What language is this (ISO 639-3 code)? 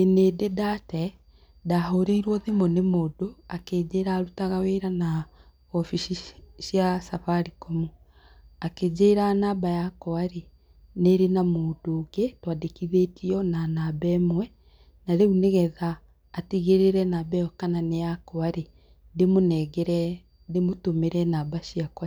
kik